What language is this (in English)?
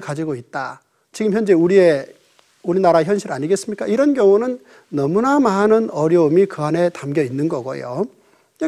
Korean